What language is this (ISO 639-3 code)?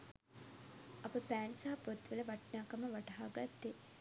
sin